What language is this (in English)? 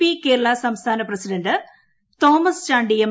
Malayalam